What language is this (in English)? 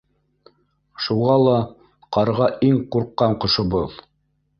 Bashkir